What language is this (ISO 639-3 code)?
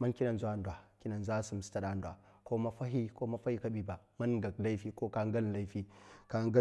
maf